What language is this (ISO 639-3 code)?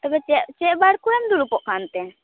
sat